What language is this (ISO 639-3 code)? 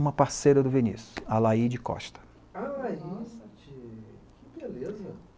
por